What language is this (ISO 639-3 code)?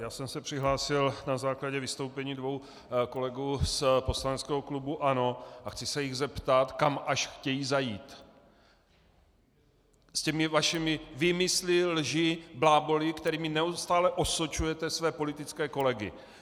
ces